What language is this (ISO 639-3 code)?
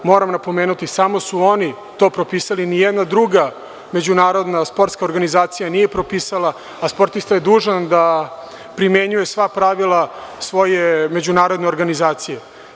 srp